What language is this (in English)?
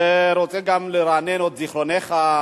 Hebrew